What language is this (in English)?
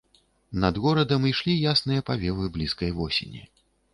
Belarusian